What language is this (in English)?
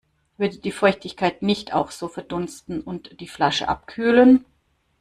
German